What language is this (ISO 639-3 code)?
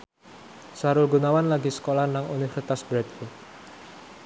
jav